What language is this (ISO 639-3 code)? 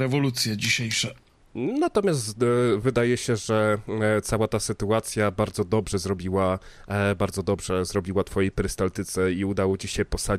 pol